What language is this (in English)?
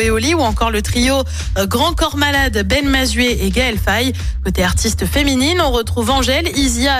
French